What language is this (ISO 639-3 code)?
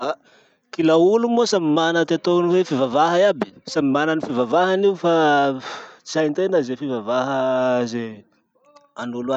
msh